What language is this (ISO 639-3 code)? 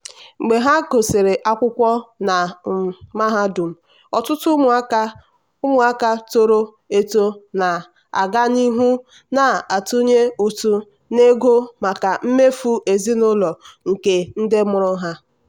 ibo